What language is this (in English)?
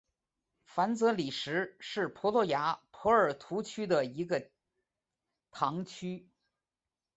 Chinese